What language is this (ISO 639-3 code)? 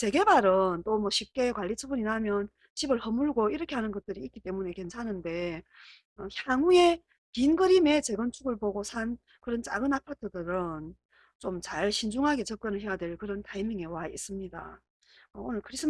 kor